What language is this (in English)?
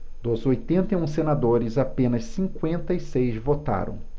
Portuguese